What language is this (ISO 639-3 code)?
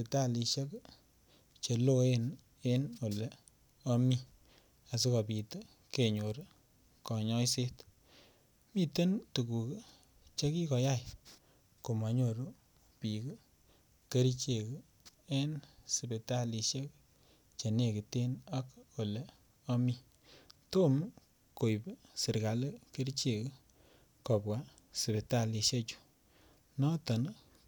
kln